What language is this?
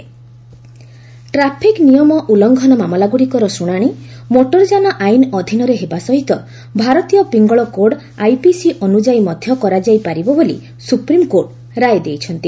Odia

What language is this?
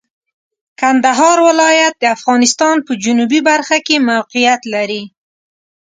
Pashto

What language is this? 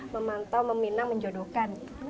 Indonesian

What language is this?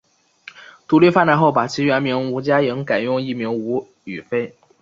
Chinese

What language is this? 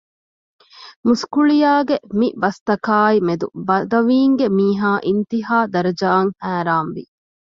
Divehi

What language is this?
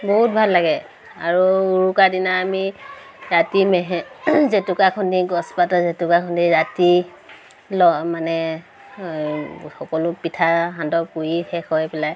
Assamese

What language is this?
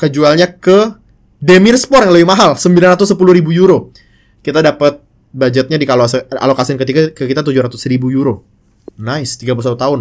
Indonesian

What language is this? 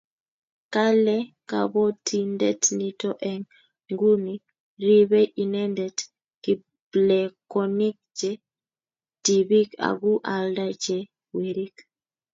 Kalenjin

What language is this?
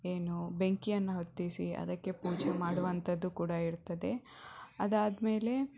Kannada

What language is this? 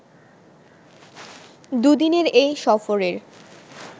Bangla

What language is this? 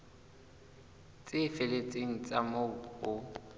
Southern Sotho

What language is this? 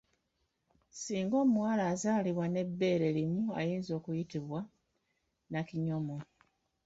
Ganda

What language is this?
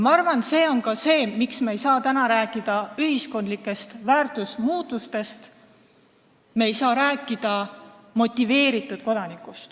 Estonian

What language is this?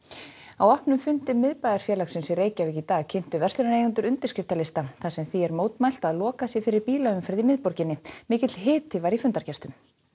Icelandic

